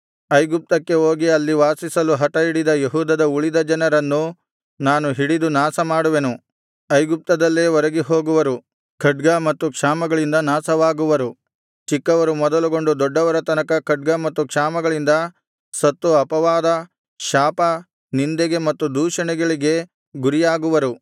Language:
Kannada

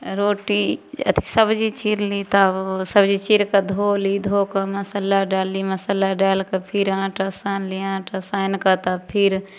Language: Maithili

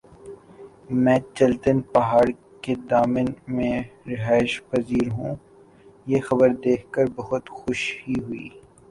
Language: Urdu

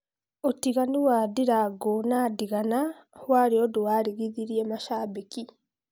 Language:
Kikuyu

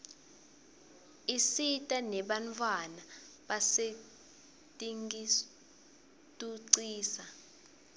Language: Swati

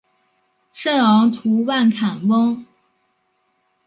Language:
Chinese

